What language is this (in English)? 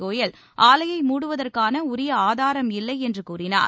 Tamil